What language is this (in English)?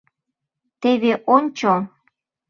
Mari